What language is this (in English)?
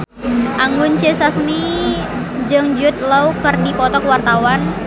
Sundanese